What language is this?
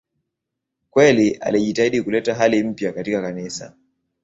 Swahili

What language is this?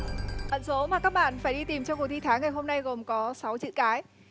Vietnamese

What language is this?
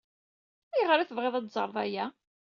Kabyle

